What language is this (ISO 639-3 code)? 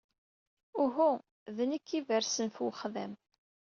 kab